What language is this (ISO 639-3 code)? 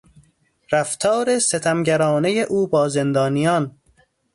fas